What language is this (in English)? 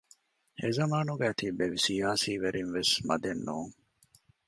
Divehi